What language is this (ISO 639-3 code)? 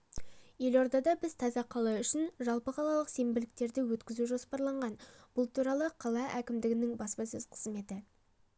kaz